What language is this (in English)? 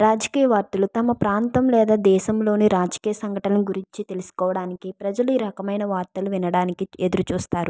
Telugu